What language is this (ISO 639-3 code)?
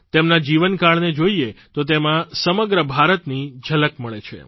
guj